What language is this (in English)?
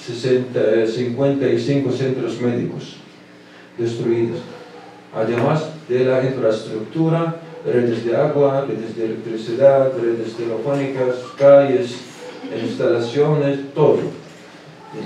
Spanish